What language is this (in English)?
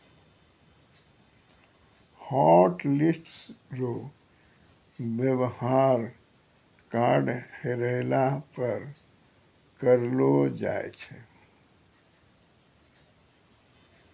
Maithili